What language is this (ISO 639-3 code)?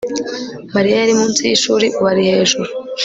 kin